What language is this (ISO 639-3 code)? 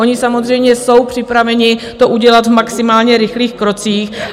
ces